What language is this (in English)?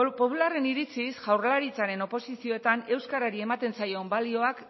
Basque